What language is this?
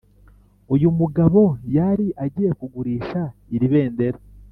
Kinyarwanda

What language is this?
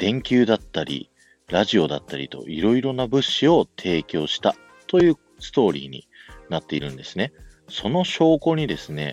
Japanese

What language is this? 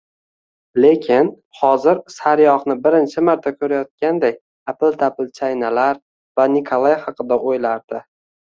Uzbek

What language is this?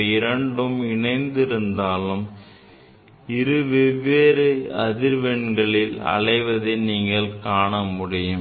Tamil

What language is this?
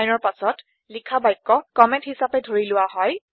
Assamese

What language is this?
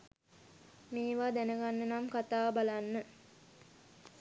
Sinhala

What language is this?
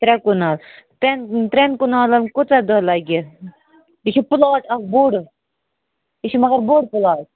Kashmiri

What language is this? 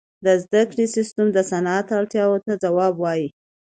Pashto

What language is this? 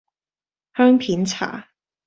Cantonese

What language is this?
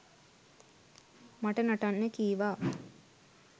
Sinhala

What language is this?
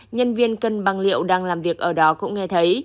Vietnamese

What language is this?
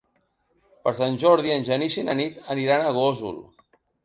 Catalan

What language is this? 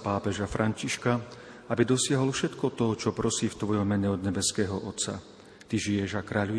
Slovak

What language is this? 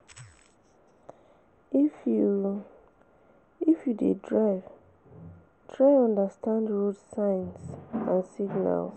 Nigerian Pidgin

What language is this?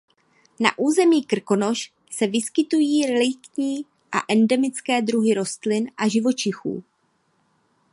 Czech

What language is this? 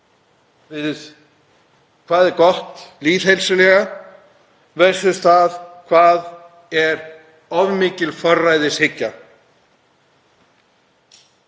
Icelandic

